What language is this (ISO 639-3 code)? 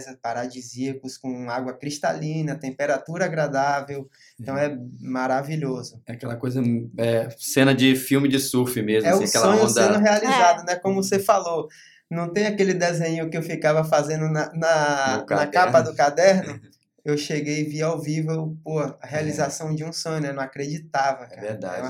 por